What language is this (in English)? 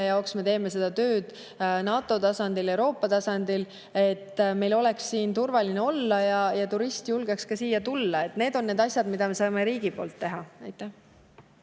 Estonian